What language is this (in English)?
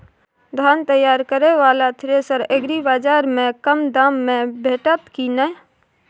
Maithili